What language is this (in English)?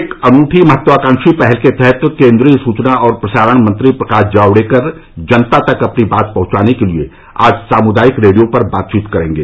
Hindi